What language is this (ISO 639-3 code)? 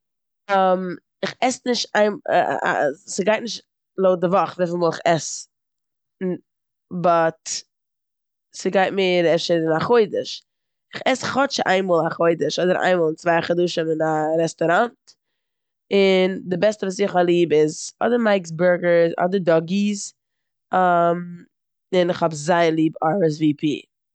yid